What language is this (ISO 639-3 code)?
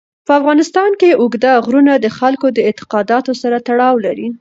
pus